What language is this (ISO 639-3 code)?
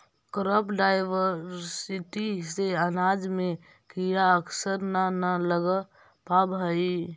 mag